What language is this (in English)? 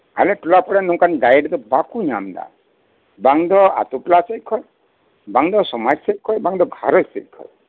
Santali